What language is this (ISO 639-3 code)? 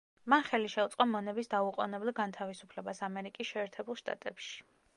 kat